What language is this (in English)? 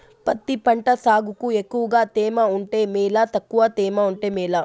Telugu